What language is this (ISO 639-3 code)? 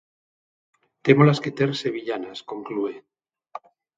glg